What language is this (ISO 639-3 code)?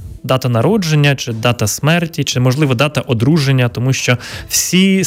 ukr